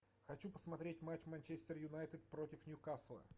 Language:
Russian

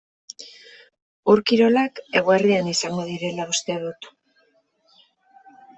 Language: Basque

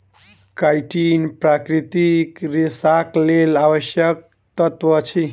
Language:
Maithili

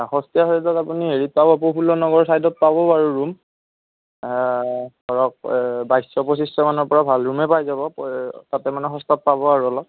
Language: Assamese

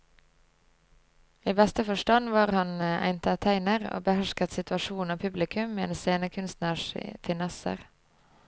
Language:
Norwegian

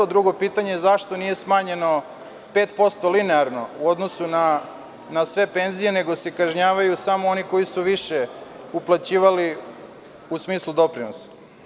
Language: Serbian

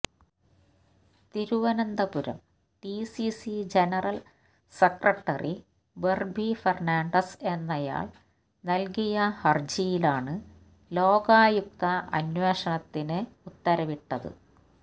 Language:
Malayalam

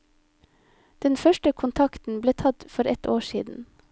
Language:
Norwegian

